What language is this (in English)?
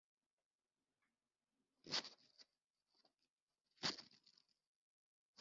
Kinyarwanda